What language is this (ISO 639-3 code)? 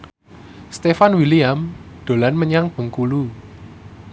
jav